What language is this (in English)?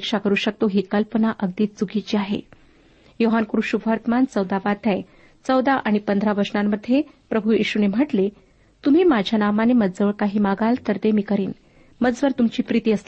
Marathi